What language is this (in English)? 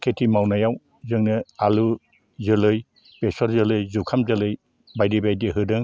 Bodo